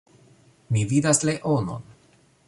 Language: Esperanto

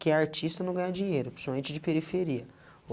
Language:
Portuguese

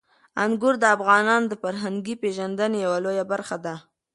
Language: Pashto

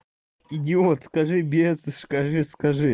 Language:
Russian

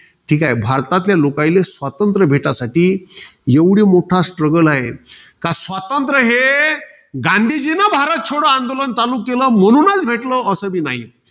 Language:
Marathi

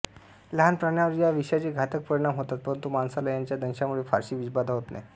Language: Marathi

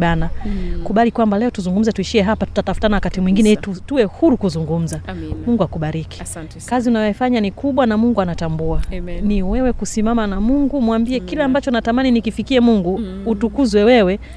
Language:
Swahili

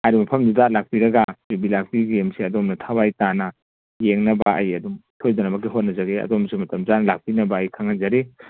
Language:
Manipuri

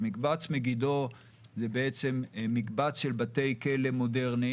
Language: Hebrew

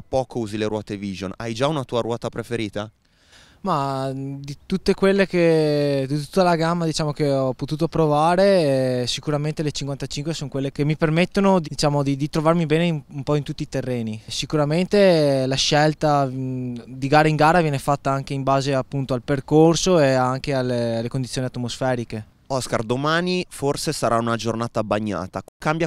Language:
Italian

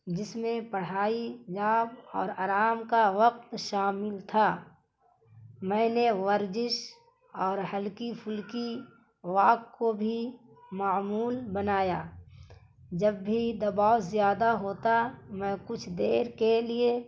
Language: Urdu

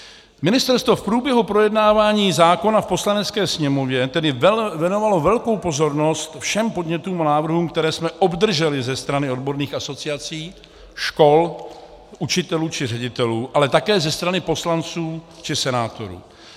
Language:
Czech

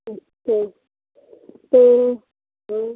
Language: Hindi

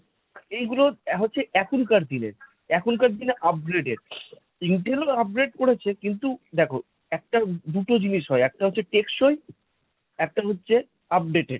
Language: Bangla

